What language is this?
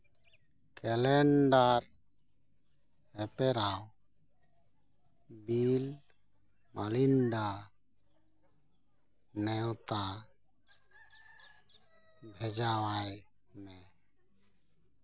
Santali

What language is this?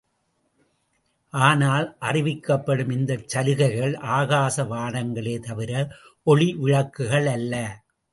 Tamil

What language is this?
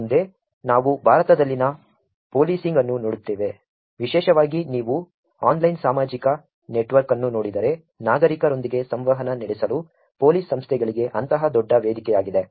Kannada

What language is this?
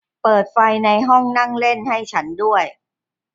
Thai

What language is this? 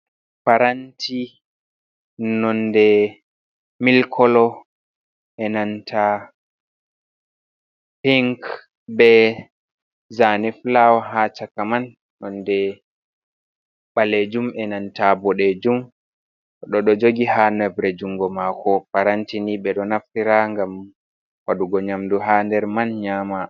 Fula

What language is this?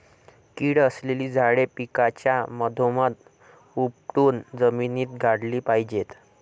Marathi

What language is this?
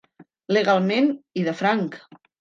Catalan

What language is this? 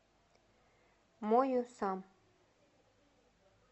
Russian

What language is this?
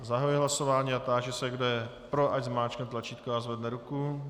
Czech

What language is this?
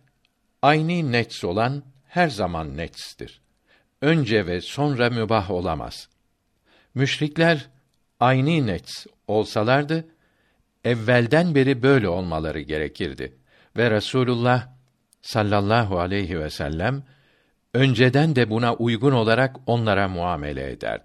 Turkish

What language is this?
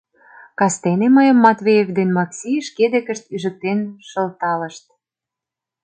Mari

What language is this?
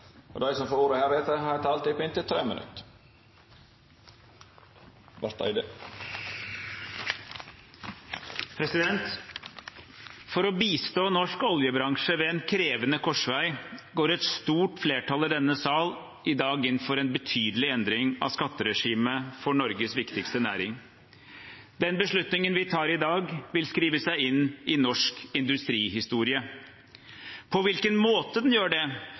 Norwegian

